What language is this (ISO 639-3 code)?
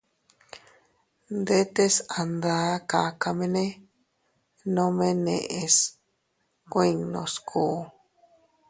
cut